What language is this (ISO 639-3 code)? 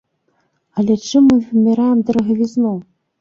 bel